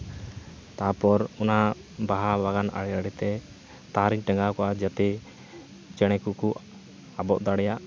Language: Santali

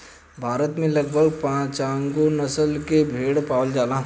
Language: Bhojpuri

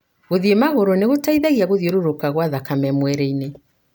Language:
Kikuyu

